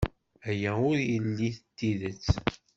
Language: Kabyle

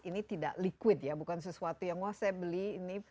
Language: Indonesian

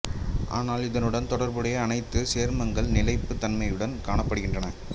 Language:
Tamil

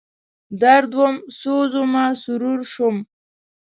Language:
Pashto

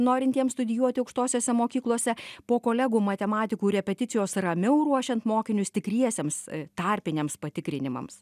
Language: Lithuanian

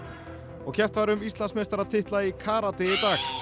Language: Icelandic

